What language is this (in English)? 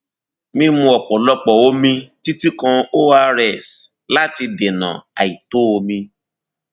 Yoruba